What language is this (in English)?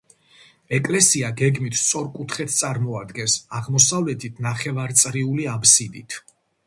Georgian